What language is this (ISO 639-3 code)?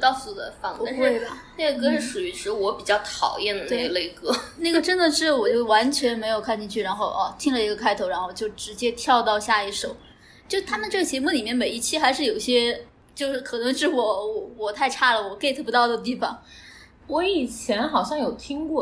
zho